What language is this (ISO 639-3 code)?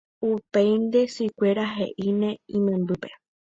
grn